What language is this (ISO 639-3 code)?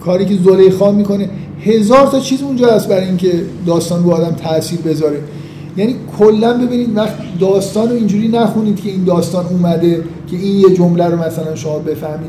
fas